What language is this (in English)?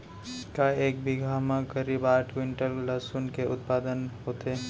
Chhattisgarhi